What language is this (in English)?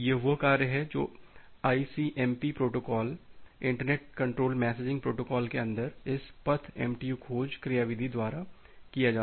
Hindi